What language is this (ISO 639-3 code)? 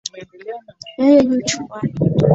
swa